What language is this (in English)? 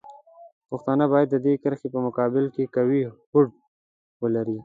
Pashto